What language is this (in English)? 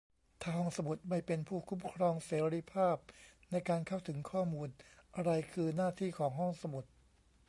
Thai